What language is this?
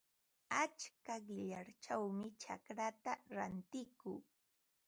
Ambo-Pasco Quechua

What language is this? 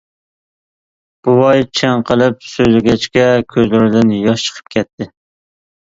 Uyghur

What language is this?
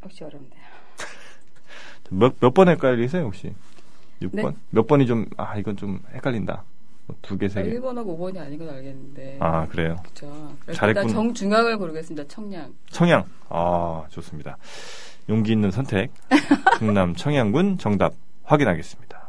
Korean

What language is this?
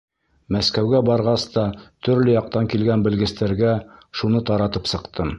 Bashkir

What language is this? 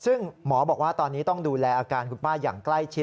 Thai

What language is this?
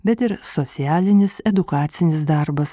Lithuanian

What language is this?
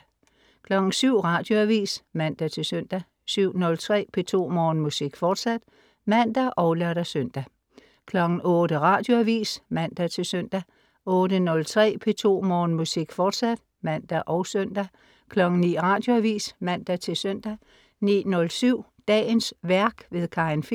Danish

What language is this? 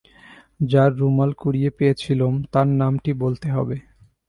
Bangla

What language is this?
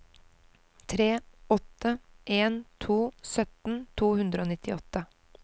Norwegian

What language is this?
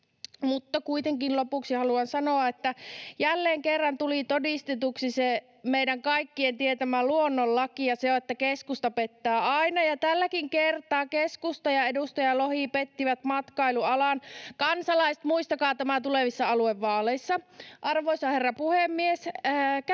Finnish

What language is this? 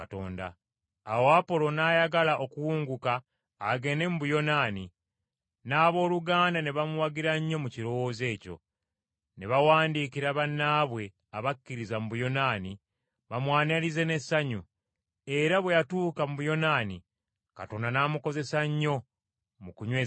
Ganda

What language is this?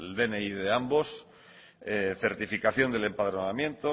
Spanish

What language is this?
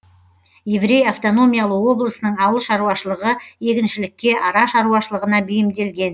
Kazakh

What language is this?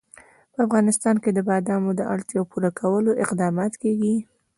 Pashto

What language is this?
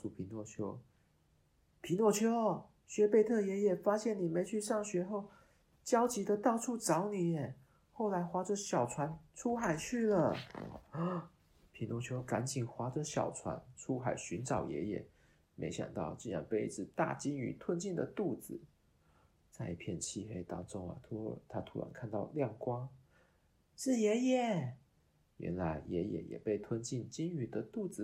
Chinese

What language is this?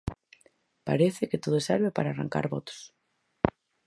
Galician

